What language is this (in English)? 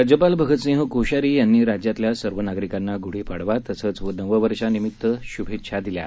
Marathi